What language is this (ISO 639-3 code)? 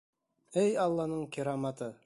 bak